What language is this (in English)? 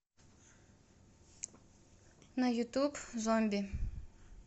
Russian